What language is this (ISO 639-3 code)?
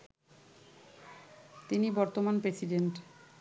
ben